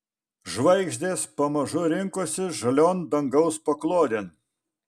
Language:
Lithuanian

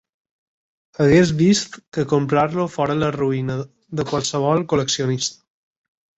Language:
Catalan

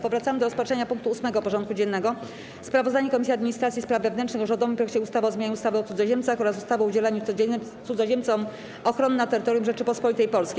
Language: Polish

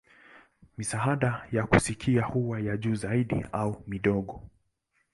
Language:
Swahili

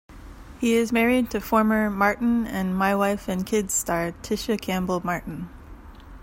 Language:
English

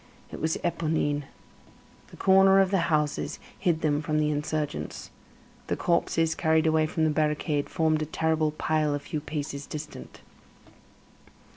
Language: English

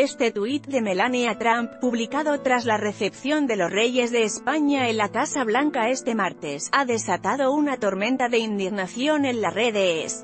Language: Spanish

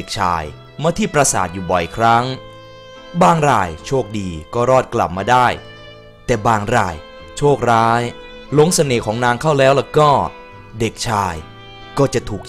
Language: Thai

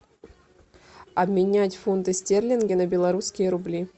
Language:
Russian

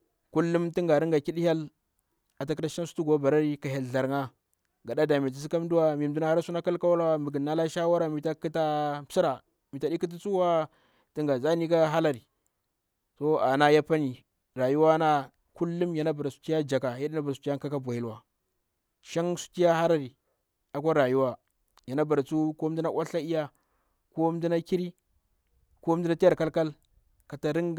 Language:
Bura-Pabir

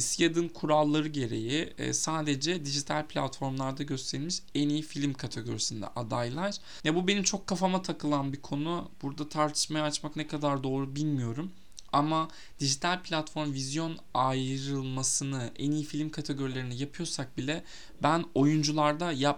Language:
Turkish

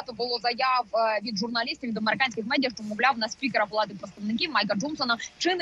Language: Ukrainian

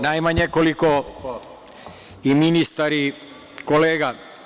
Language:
Serbian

